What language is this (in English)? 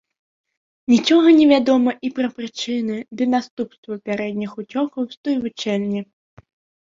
Belarusian